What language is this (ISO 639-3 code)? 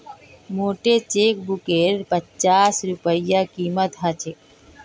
mag